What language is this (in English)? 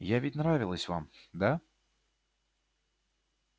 Russian